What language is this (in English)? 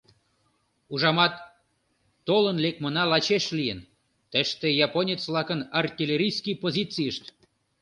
Mari